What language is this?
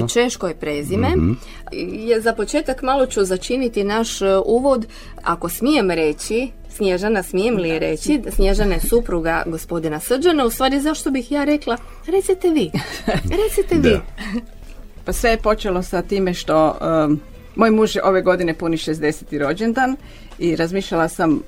Croatian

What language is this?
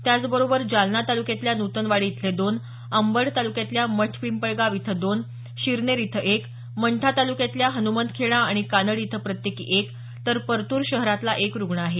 Marathi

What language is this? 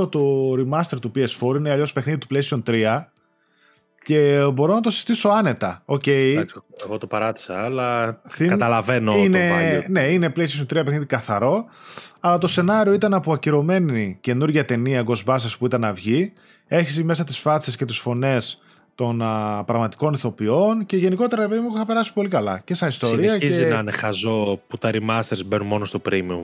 Greek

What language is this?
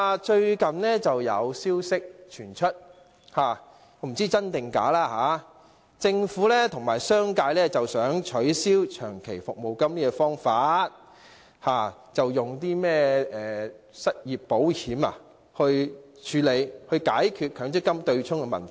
Cantonese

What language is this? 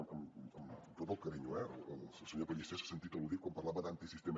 Catalan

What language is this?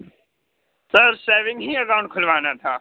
Urdu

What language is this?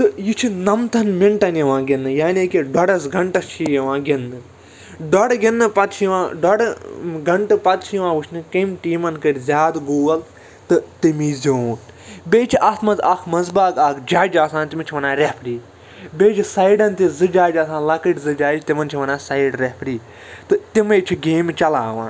Kashmiri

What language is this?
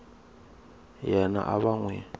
Tsonga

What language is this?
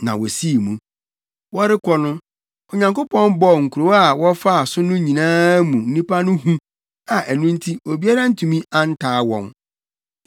Akan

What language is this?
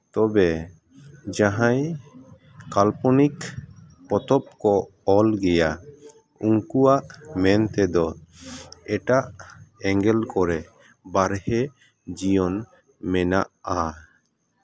Santali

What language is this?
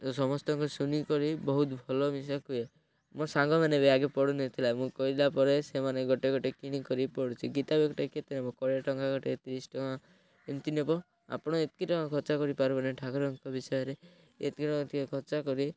Odia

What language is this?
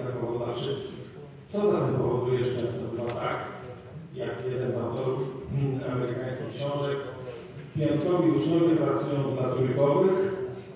Polish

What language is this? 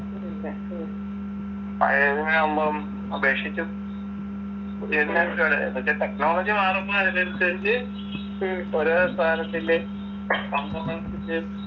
Malayalam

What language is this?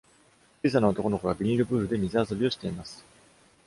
Japanese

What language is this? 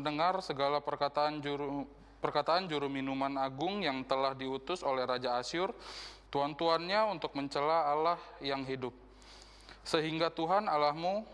Indonesian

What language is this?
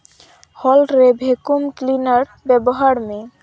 Santali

